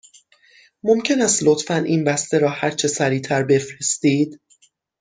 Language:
Persian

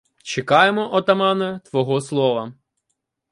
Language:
Ukrainian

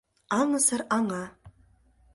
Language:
Mari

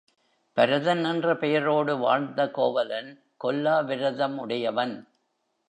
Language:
Tamil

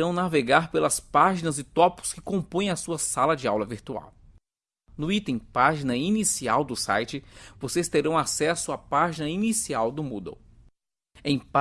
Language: Portuguese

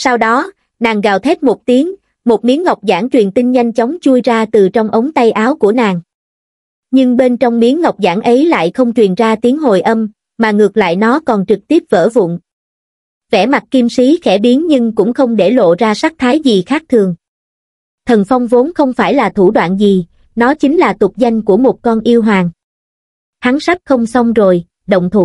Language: Vietnamese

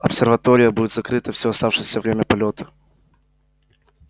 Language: Russian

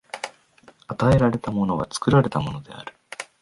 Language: Japanese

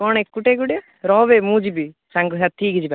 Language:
Odia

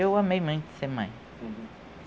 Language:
Portuguese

